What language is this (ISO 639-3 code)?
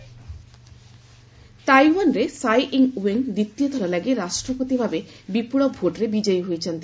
ori